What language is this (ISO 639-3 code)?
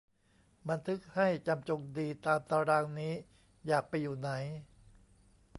tha